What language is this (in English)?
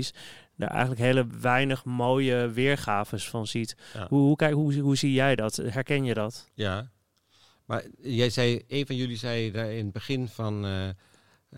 Dutch